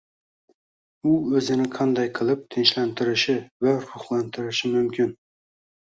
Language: Uzbek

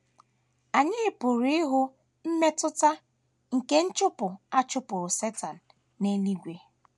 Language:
Igbo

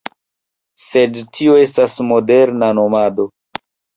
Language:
Esperanto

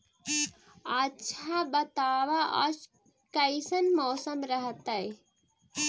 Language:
Magahi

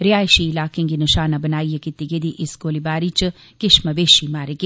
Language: Dogri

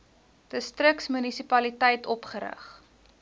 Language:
Afrikaans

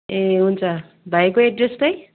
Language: Nepali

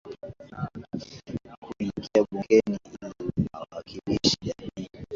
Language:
Swahili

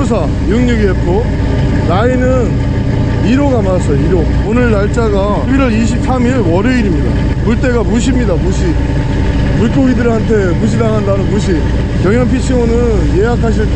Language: Korean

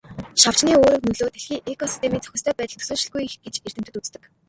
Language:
Mongolian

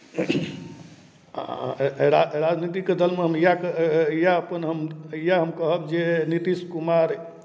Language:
Maithili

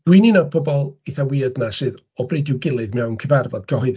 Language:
Welsh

